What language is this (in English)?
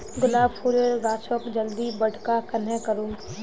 Magahi